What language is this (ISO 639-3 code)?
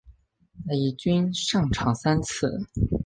zho